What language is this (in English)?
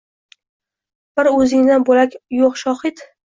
Uzbek